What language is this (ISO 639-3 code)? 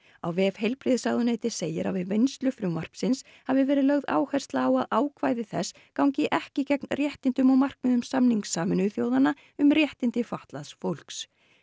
isl